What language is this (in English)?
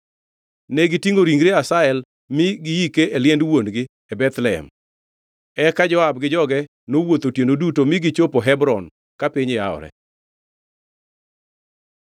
Luo (Kenya and Tanzania)